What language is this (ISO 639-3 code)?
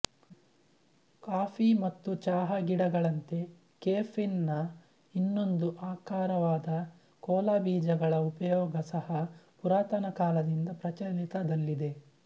kan